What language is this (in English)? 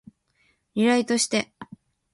Japanese